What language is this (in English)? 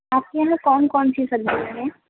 Urdu